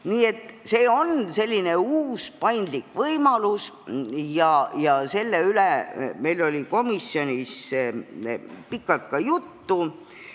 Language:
Estonian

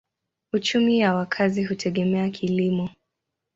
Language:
Swahili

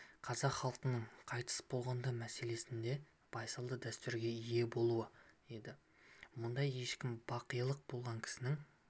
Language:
Kazakh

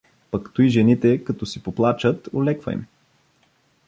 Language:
Bulgarian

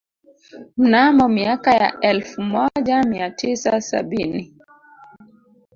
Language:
Swahili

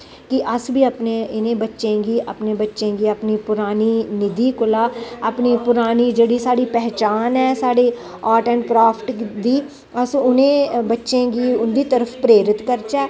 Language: Dogri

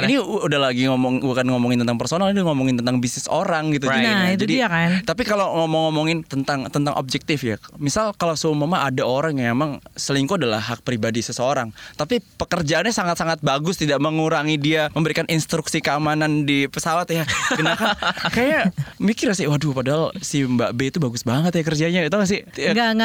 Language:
Indonesian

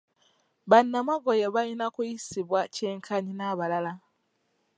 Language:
Ganda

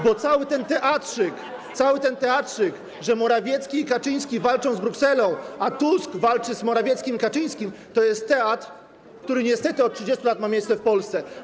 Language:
Polish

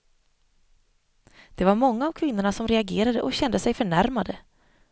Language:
Swedish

